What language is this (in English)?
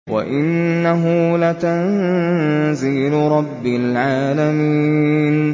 Arabic